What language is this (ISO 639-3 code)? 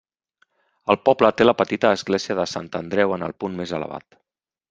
cat